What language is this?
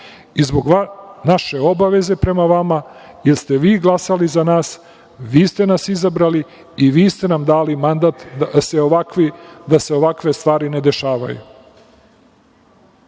Serbian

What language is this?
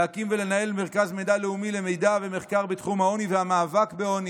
Hebrew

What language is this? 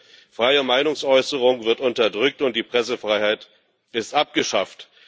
German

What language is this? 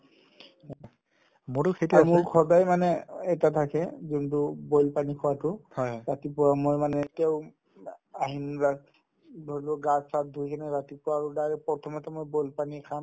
Assamese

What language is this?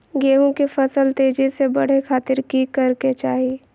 Magahi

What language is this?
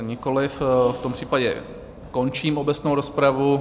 Czech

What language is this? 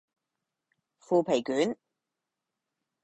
Cantonese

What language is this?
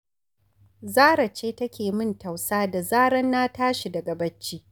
Hausa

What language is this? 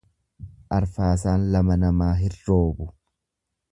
Oromo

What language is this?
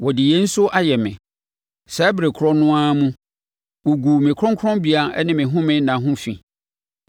Akan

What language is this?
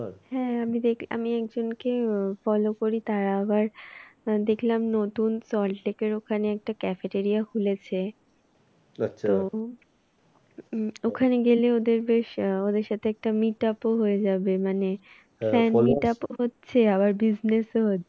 Bangla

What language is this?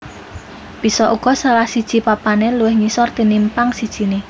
Javanese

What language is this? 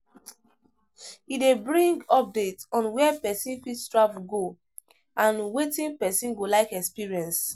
Nigerian Pidgin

